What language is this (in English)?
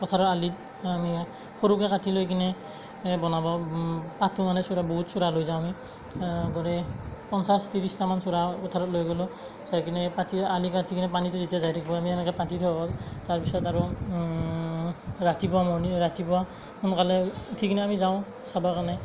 Assamese